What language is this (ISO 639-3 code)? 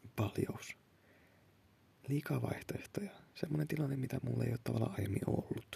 fin